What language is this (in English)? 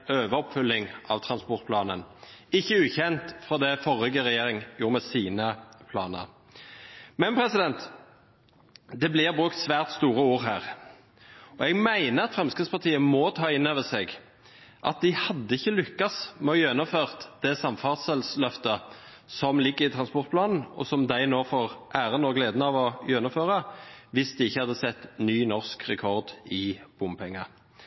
Norwegian Bokmål